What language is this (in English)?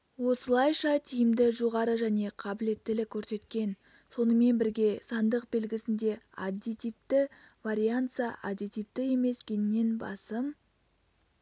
Kazakh